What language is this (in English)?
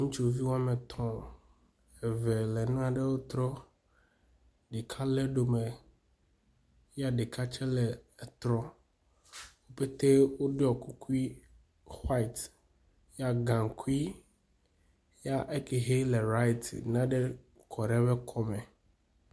Ewe